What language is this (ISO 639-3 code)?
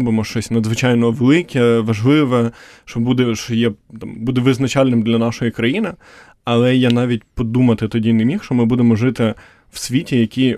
ukr